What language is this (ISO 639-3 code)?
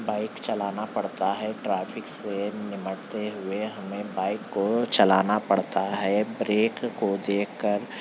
urd